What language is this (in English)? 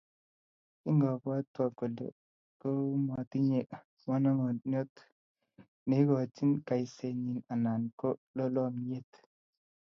Kalenjin